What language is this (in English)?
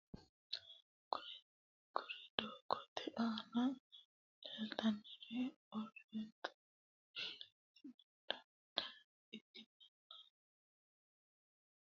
Sidamo